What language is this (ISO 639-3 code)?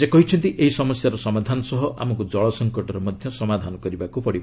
ori